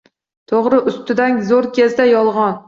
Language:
Uzbek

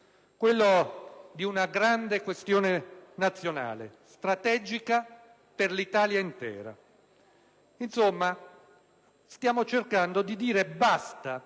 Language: Italian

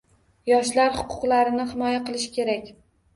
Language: Uzbek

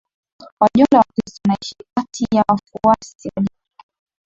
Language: Swahili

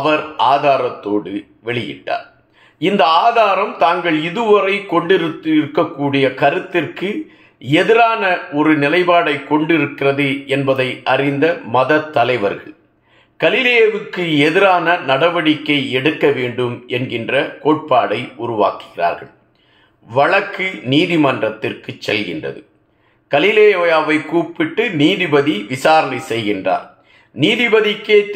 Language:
Tamil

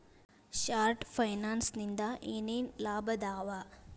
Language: Kannada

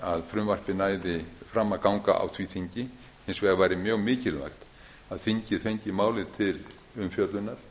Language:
Icelandic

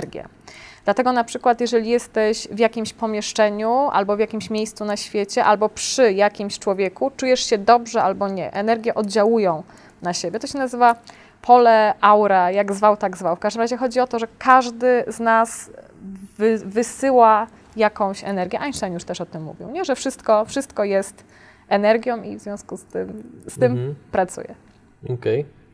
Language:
Polish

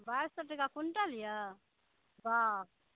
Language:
Maithili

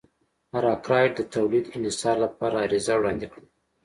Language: Pashto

